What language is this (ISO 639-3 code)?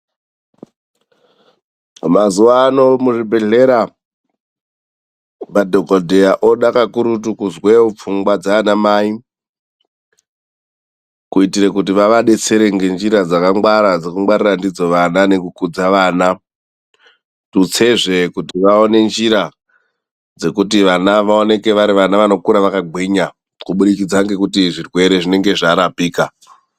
ndc